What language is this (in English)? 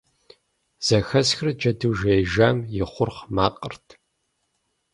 Kabardian